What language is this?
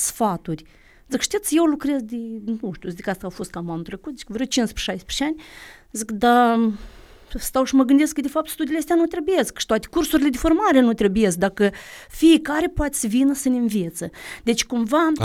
Romanian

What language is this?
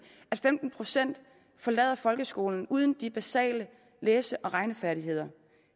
Danish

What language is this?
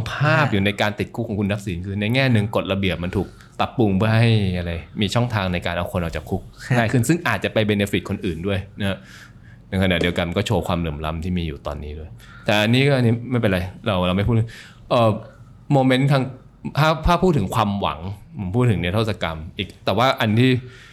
Thai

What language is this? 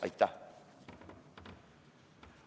Estonian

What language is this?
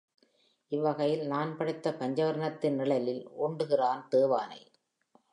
Tamil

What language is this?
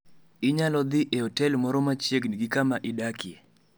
Luo (Kenya and Tanzania)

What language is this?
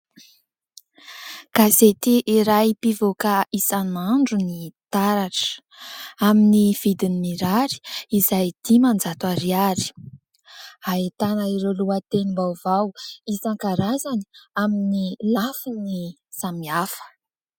Malagasy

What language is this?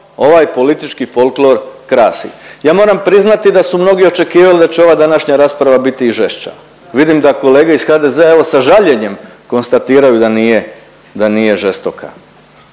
Croatian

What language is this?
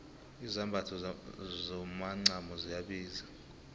South Ndebele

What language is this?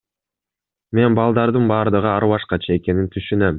Kyrgyz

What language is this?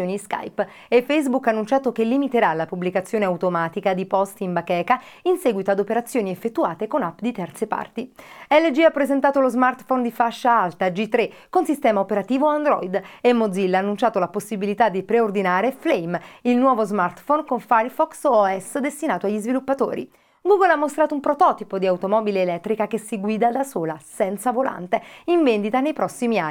Italian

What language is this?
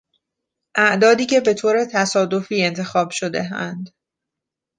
Persian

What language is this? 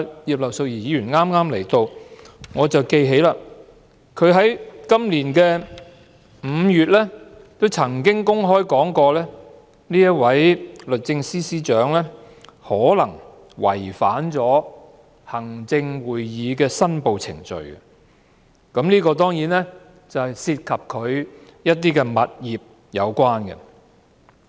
Cantonese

